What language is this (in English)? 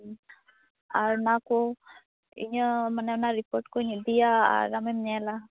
Santali